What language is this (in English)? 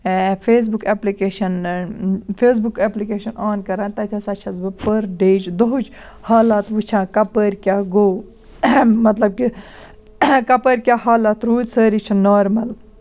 Kashmiri